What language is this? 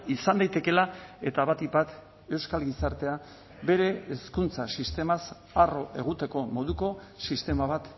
Basque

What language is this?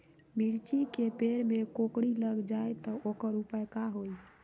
Magahi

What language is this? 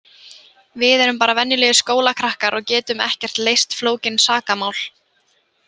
Icelandic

